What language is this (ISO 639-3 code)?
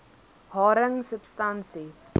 afr